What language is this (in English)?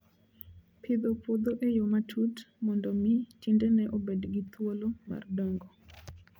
Luo (Kenya and Tanzania)